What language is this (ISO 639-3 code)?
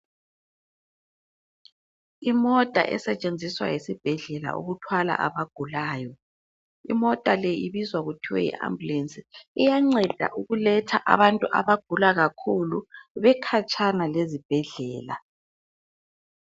nde